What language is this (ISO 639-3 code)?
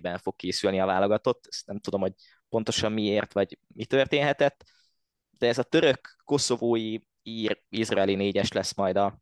hun